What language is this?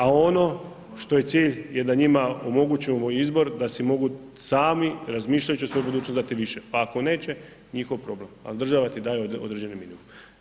Croatian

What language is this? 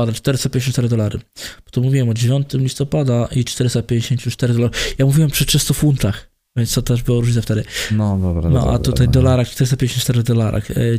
Polish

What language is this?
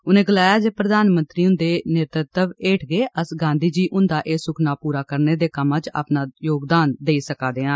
Dogri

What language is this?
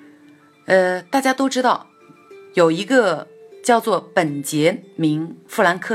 Chinese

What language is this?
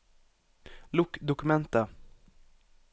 Norwegian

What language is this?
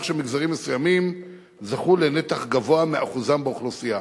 Hebrew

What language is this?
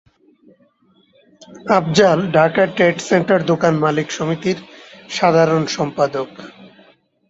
Bangla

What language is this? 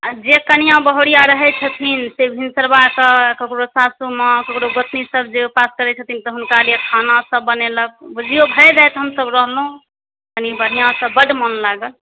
Maithili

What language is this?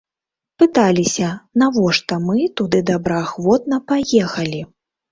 Belarusian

